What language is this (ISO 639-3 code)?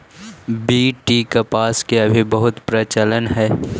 mag